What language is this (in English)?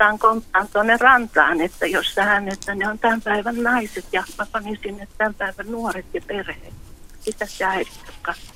Finnish